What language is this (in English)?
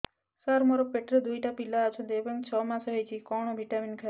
Odia